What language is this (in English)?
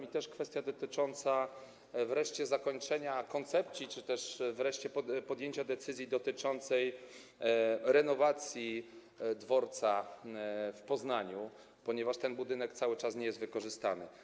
Polish